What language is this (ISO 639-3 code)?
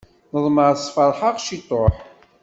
kab